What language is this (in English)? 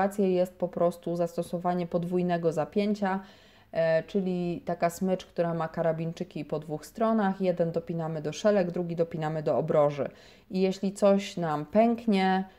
Polish